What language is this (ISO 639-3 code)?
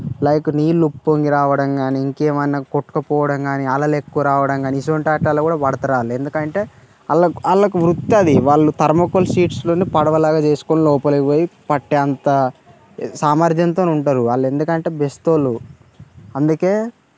tel